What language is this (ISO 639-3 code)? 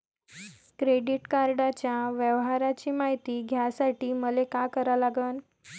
mar